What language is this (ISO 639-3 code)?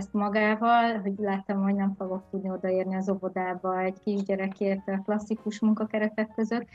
hun